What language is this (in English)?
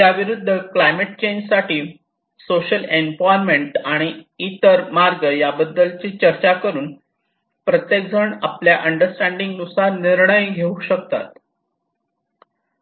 Marathi